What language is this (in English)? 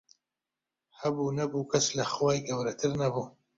Central Kurdish